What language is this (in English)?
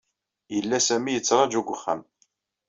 Kabyle